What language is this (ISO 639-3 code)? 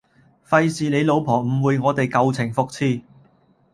yue